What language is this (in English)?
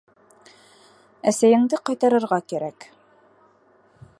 Bashkir